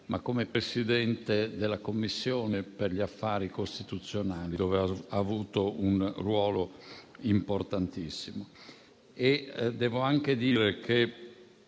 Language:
Italian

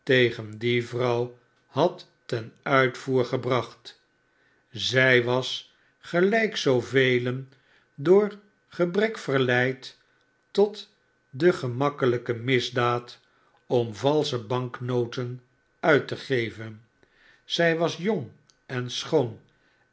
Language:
Dutch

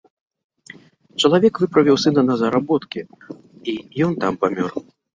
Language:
Belarusian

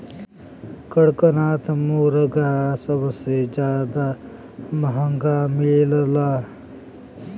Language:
Bhojpuri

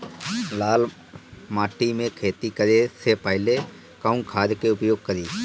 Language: Bhojpuri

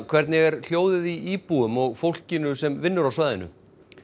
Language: Icelandic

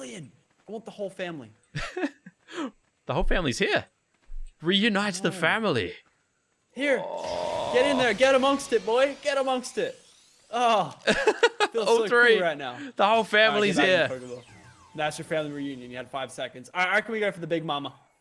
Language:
English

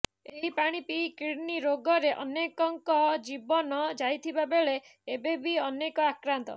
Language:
Odia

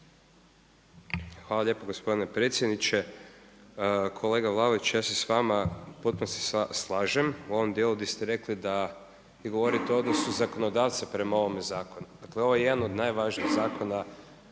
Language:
Croatian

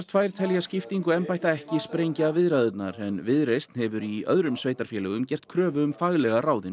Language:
Icelandic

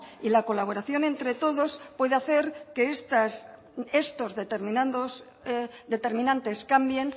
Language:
Spanish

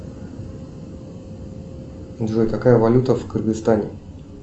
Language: Russian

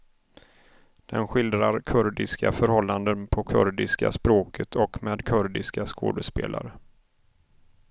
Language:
Swedish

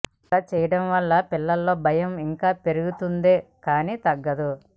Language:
Telugu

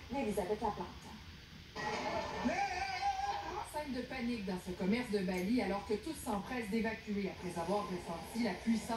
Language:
French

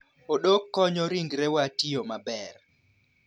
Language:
Luo (Kenya and Tanzania)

